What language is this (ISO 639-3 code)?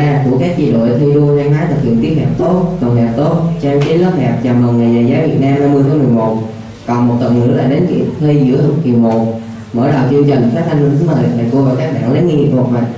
vie